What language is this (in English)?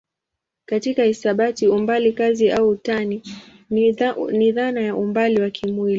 Swahili